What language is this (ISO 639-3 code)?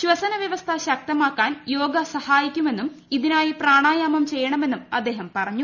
mal